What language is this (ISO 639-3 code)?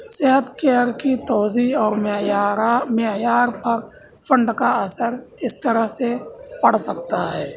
urd